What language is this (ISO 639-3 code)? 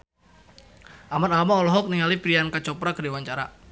sun